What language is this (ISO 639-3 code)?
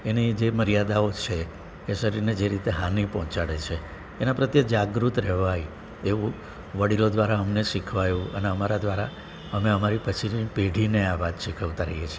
guj